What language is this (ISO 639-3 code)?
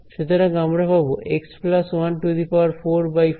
ben